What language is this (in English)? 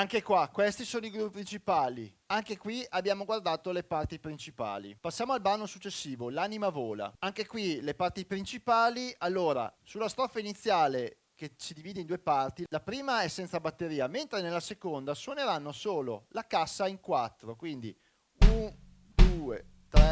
Italian